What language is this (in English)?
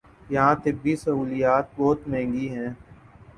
Urdu